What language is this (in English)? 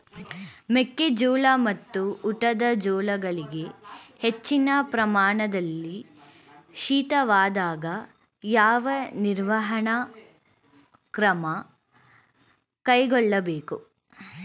Kannada